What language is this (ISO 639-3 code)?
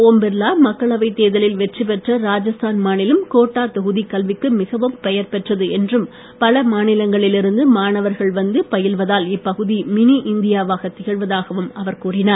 tam